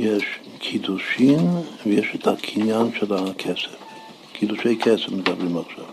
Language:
Hebrew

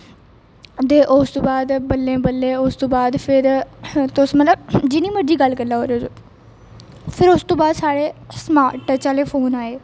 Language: Dogri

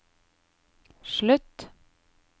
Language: Norwegian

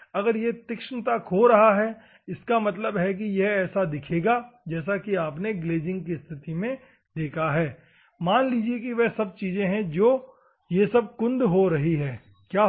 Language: Hindi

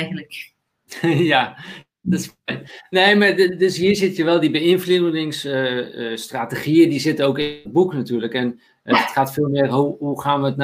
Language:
Dutch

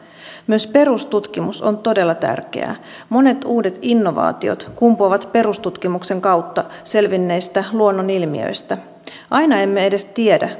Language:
Finnish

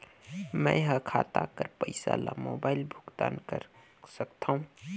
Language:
Chhattisgarhi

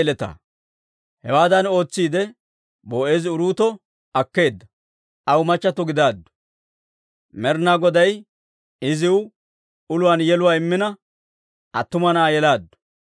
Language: Dawro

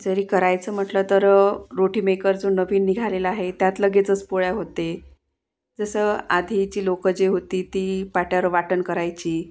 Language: Marathi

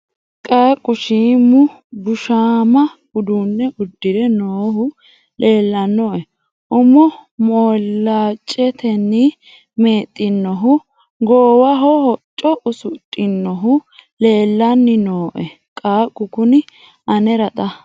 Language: Sidamo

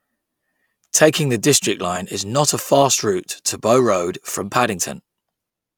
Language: English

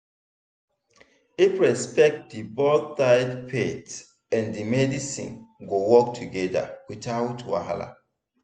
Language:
Nigerian Pidgin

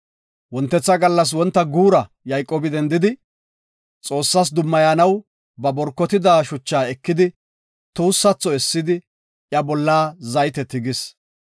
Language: Gofa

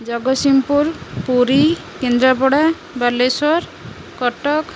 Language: Odia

